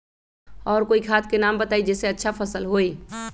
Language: Magahi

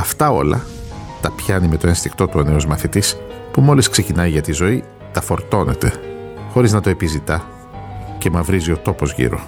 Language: Greek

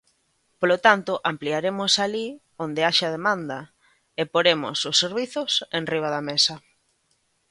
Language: Galician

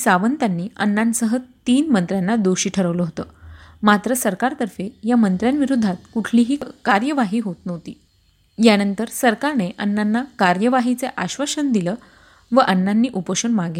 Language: Marathi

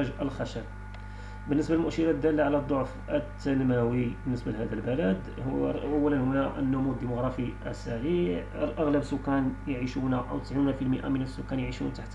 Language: Arabic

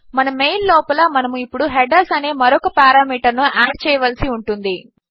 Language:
Telugu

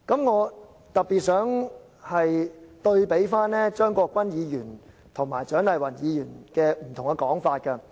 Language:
Cantonese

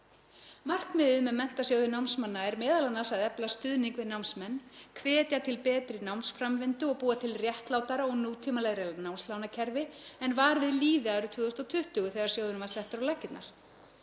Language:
Icelandic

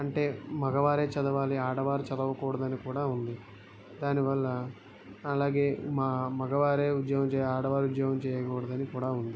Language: Telugu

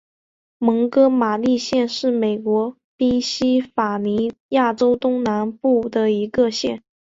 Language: Chinese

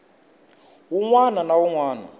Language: Tsonga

